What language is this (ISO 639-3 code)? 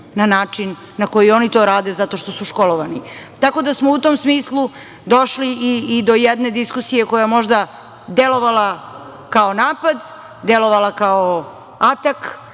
srp